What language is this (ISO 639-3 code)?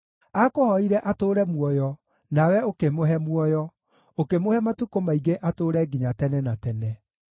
kik